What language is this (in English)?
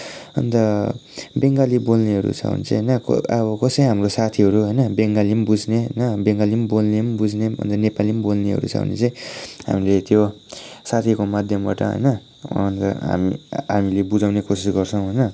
Nepali